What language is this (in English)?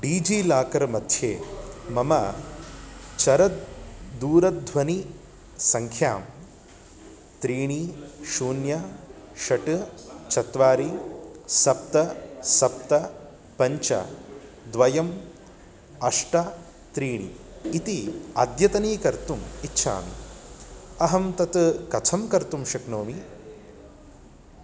Sanskrit